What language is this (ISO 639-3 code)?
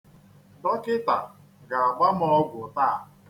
ibo